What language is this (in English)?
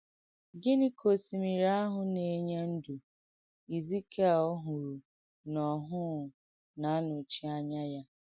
Igbo